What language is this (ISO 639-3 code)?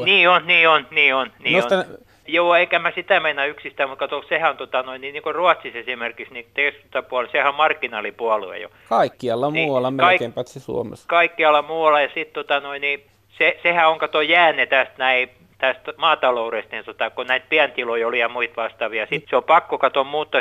fin